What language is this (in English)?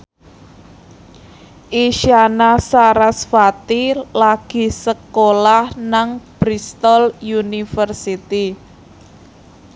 Javanese